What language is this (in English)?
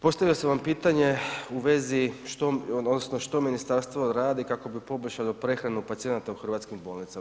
Croatian